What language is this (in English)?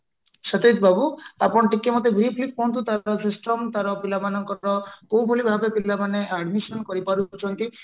Odia